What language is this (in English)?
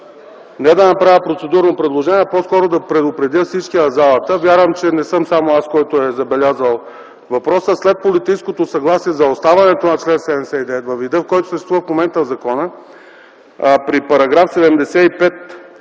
Bulgarian